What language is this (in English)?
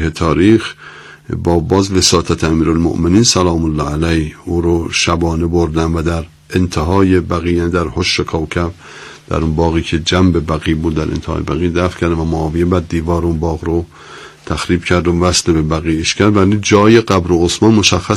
Persian